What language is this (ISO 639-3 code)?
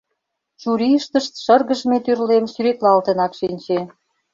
chm